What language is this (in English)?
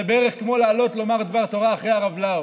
Hebrew